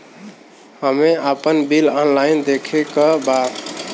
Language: Bhojpuri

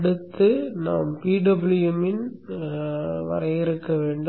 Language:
Tamil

